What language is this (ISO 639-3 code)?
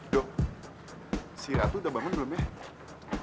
ind